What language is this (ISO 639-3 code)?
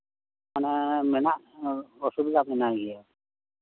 sat